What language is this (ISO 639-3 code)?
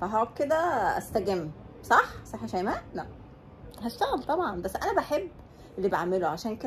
ara